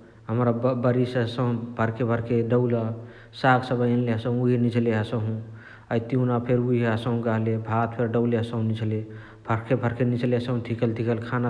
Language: Chitwania Tharu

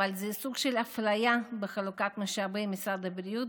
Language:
Hebrew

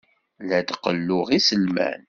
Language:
Kabyle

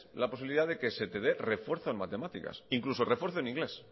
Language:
Spanish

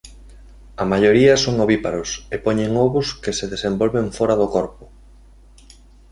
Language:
Galician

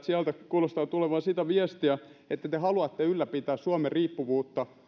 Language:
Finnish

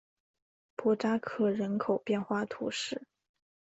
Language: Chinese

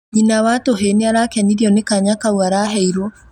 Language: Kikuyu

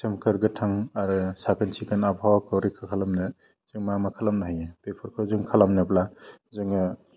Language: Bodo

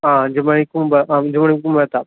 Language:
Malayalam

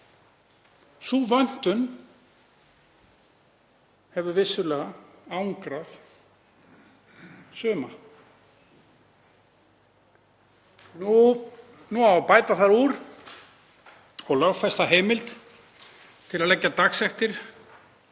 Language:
Icelandic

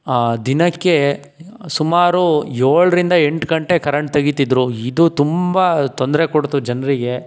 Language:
Kannada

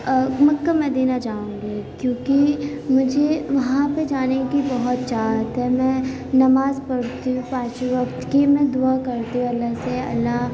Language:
Urdu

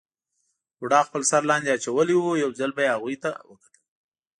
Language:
Pashto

